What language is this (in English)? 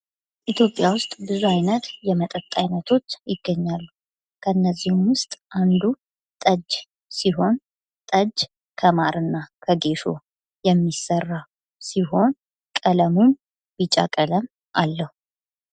Amharic